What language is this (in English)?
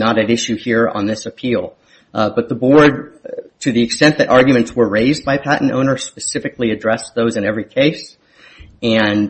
English